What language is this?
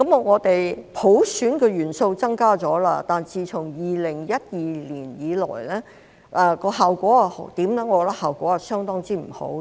Cantonese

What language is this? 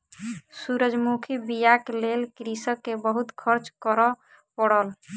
Maithili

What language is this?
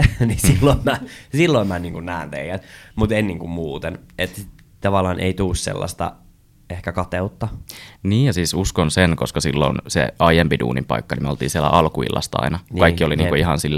Finnish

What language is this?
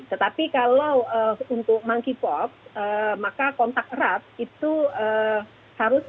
Indonesian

